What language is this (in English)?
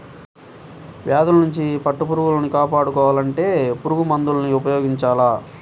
Telugu